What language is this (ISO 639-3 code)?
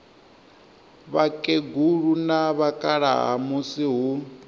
ven